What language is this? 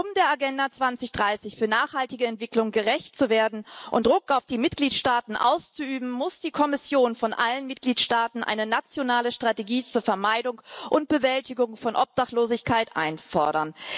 German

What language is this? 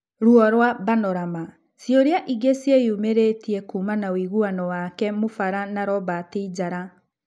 Kikuyu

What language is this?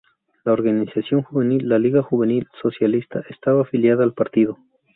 Spanish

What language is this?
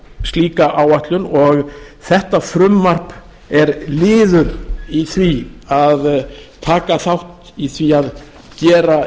Icelandic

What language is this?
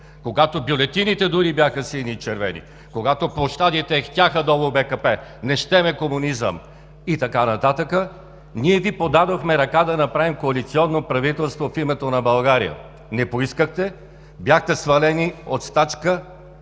Bulgarian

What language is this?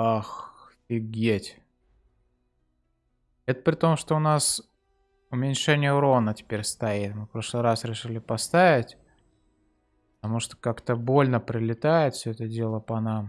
Russian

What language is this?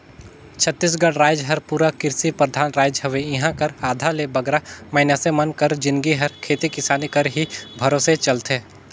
Chhattisgarhi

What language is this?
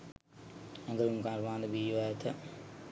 Sinhala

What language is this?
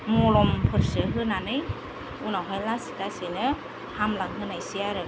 Bodo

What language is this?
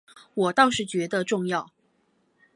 Chinese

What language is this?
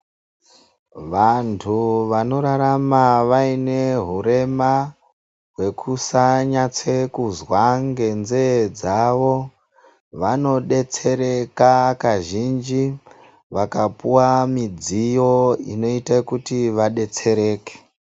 Ndau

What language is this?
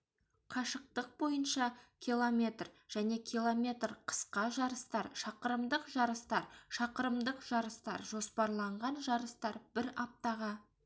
Kazakh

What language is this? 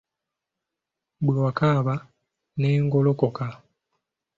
Ganda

